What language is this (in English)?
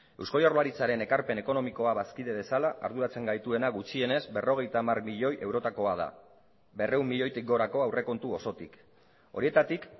Basque